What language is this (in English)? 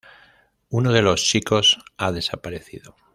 Spanish